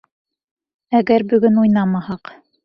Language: Bashkir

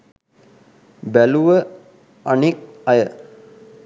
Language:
Sinhala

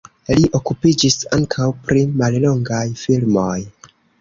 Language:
Esperanto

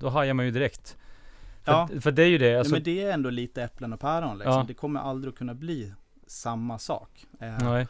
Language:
Swedish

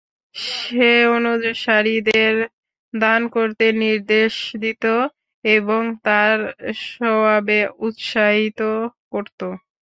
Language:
Bangla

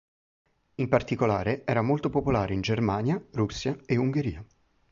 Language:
Italian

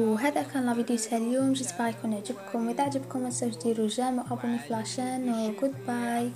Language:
Arabic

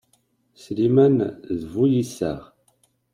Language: Kabyle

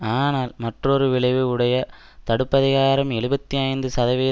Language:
Tamil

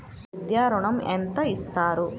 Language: Telugu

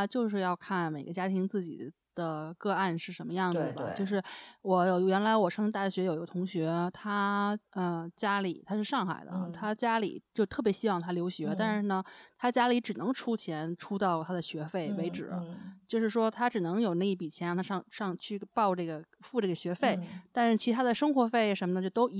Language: Chinese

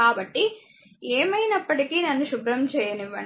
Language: Telugu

